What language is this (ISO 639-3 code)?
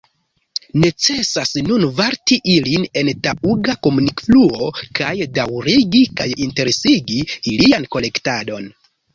epo